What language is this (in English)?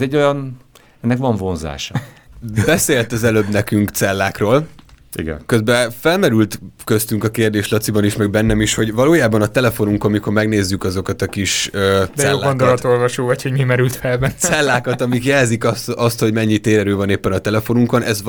Hungarian